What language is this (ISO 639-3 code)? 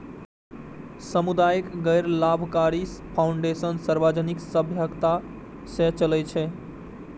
mai